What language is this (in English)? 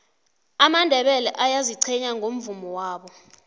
South Ndebele